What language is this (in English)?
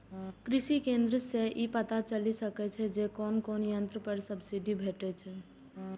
Maithili